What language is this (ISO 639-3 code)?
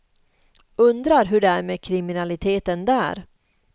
swe